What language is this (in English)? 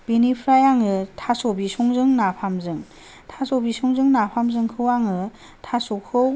Bodo